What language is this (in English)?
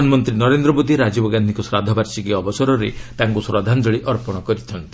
Odia